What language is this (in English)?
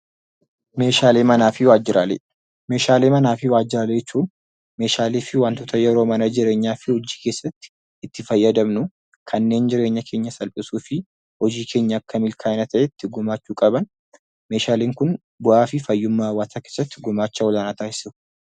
Oromo